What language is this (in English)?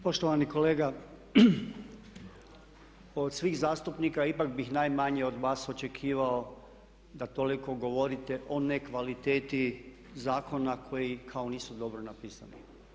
Croatian